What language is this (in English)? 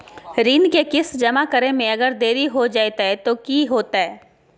Magahi